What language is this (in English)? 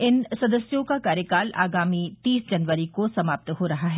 Hindi